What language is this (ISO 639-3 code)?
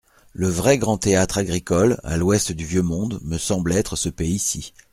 fra